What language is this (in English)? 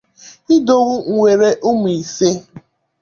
Igbo